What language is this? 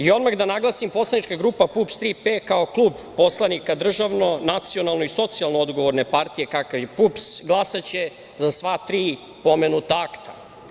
Serbian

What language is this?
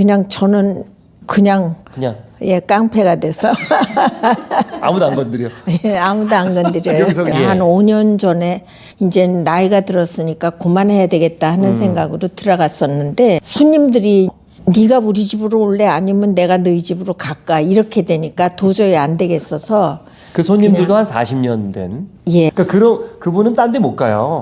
Korean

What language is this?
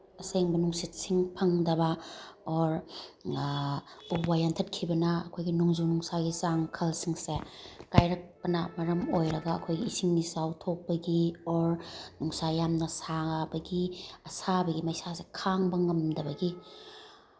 Manipuri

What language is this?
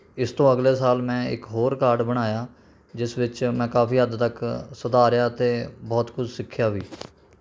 Punjabi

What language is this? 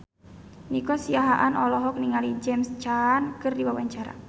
Sundanese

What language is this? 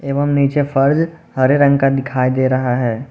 Hindi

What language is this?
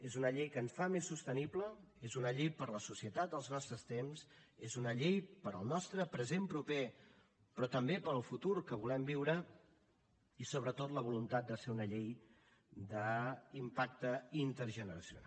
Catalan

